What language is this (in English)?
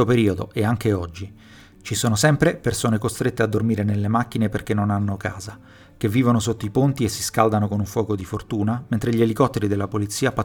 Italian